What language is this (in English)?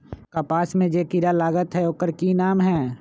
Magahi